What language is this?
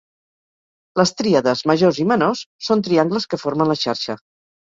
Catalan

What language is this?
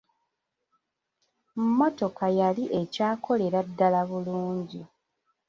Ganda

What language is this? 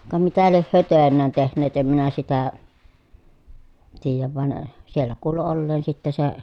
Finnish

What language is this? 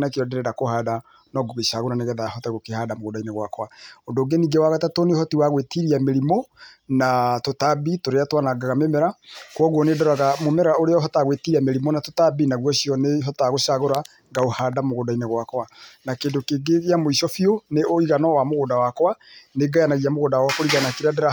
Kikuyu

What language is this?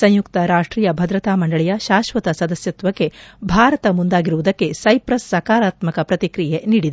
Kannada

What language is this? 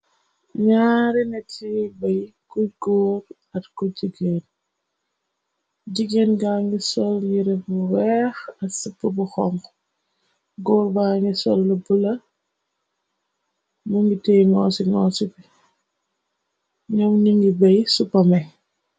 Wolof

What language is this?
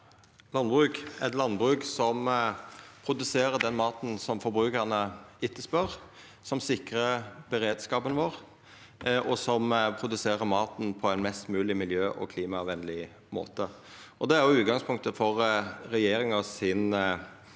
Norwegian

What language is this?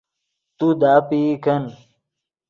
Yidgha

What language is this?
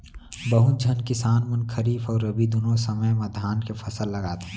Chhattisgarhi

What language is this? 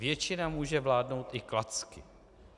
Czech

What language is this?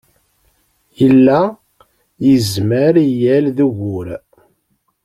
Kabyle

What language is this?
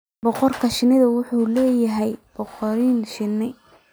Somali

